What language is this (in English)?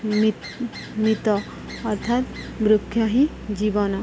Odia